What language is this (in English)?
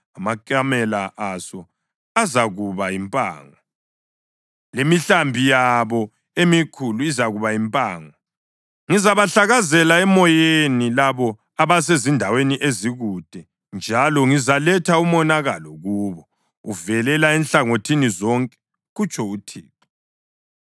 North Ndebele